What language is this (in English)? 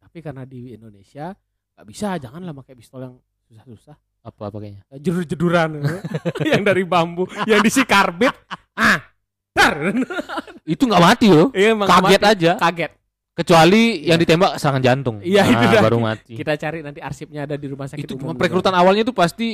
Indonesian